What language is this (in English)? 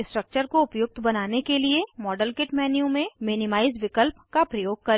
Hindi